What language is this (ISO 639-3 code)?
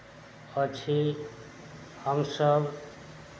mai